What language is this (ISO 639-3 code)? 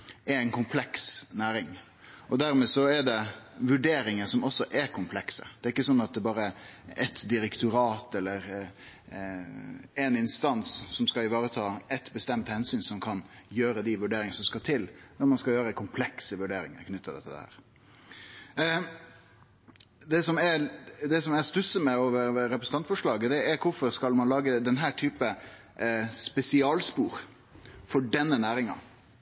nno